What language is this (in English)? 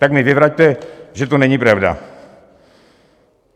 Czech